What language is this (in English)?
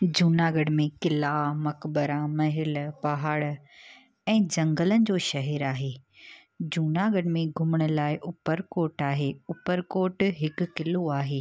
Sindhi